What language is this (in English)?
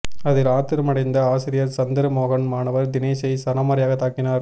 Tamil